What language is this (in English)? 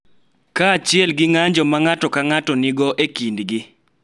Luo (Kenya and Tanzania)